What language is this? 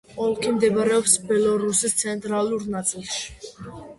Georgian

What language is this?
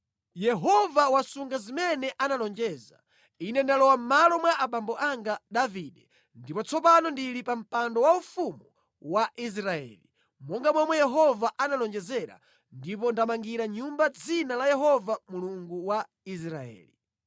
Nyanja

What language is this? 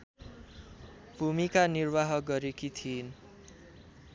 Nepali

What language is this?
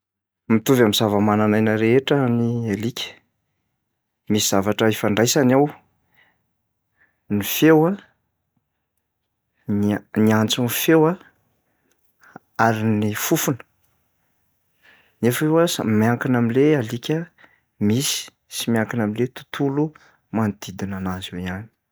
Malagasy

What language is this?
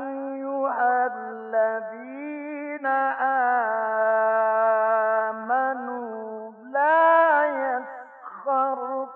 Arabic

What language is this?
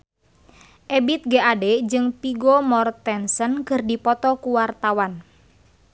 Sundanese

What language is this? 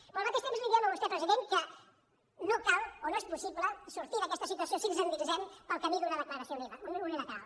Catalan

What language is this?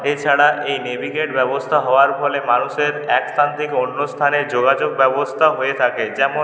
Bangla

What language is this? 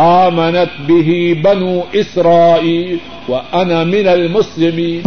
Urdu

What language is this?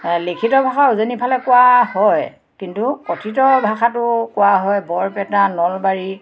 Assamese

